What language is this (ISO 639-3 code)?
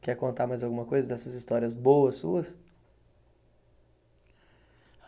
por